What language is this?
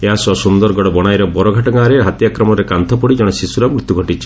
Odia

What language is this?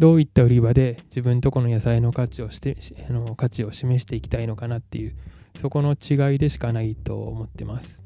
Japanese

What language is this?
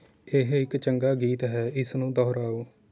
Punjabi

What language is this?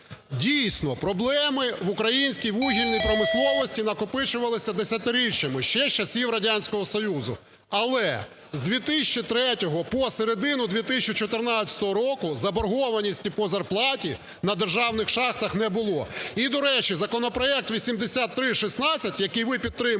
Ukrainian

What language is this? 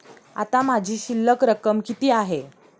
Marathi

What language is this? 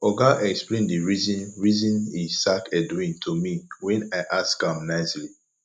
Nigerian Pidgin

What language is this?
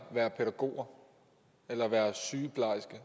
Danish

